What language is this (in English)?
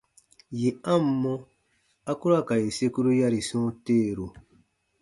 Baatonum